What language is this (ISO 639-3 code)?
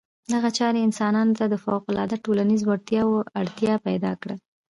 pus